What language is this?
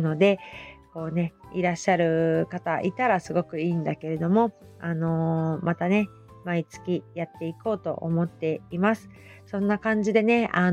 Japanese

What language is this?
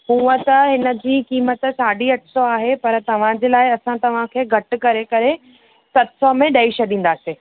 Sindhi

